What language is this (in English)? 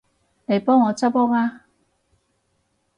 Cantonese